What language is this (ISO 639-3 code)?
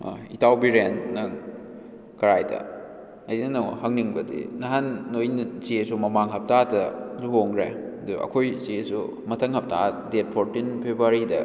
mni